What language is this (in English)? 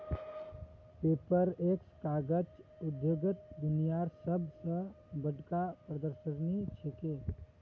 Magahi